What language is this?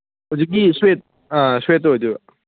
Manipuri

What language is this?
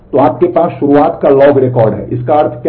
Hindi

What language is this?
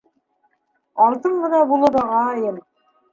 Bashkir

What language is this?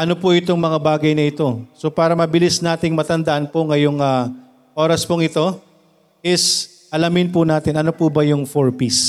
Filipino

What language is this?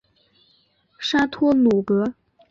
Chinese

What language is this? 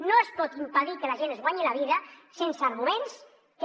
Catalan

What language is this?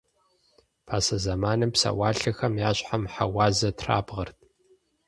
Kabardian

